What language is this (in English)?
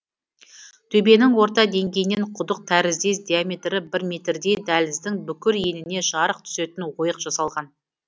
Kazakh